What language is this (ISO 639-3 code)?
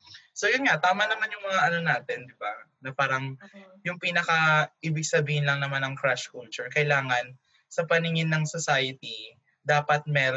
fil